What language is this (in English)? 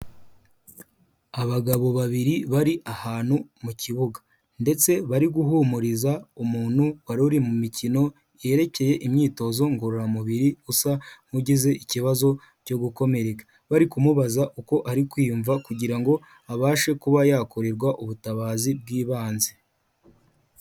Kinyarwanda